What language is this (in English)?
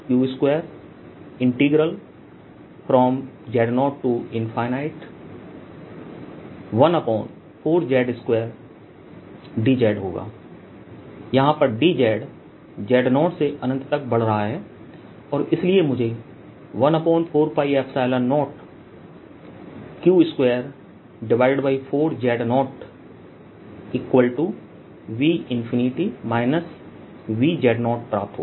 Hindi